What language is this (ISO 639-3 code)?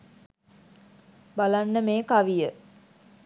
sin